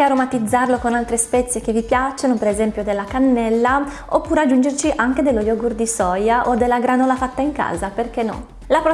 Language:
Italian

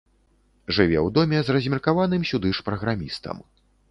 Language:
Belarusian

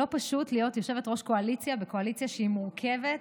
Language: Hebrew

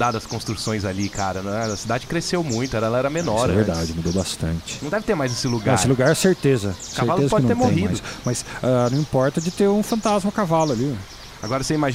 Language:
Portuguese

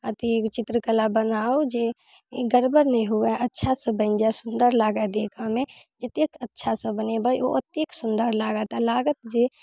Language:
Maithili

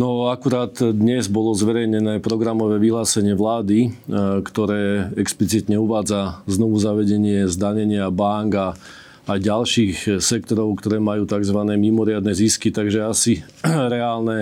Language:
Slovak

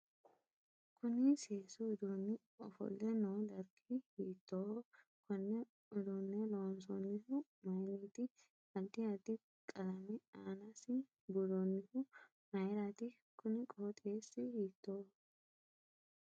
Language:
Sidamo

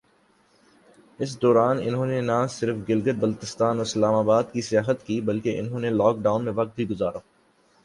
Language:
Urdu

